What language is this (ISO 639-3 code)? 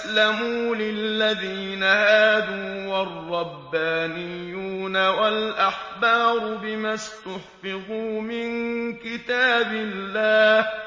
ara